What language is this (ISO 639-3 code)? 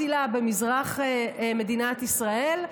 heb